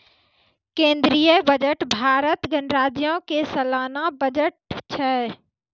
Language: Maithili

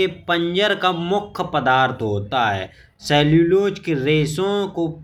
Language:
Bundeli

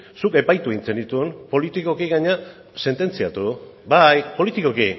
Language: Basque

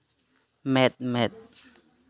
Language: Santali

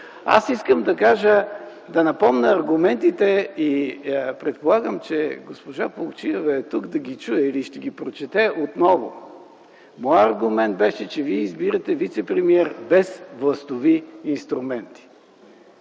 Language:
Bulgarian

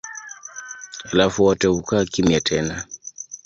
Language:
Swahili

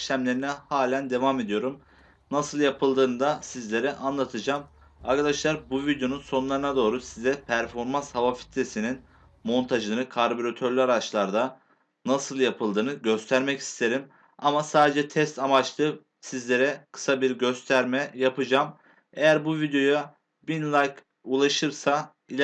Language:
Turkish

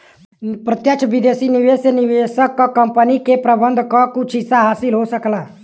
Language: Bhojpuri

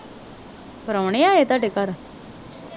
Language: Punjabi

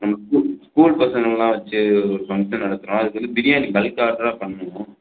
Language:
Tamil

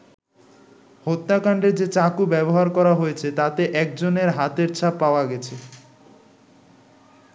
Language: Bangla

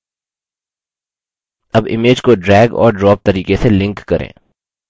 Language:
Hindi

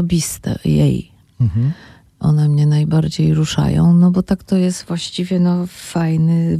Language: Polish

